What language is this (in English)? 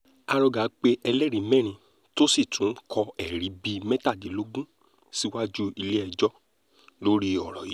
Yoruba